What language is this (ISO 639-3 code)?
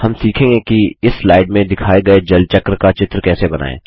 hin